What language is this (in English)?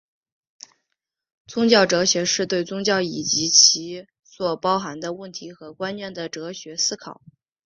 Chinese